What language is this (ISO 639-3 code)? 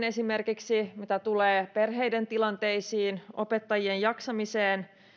fin